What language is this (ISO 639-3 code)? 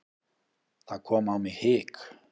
isl